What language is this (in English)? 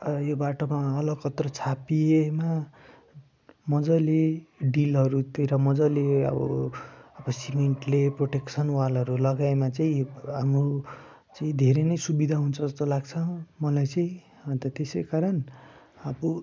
Nepali